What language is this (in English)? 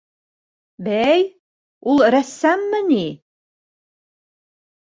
Bashkir